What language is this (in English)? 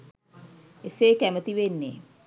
Sinhala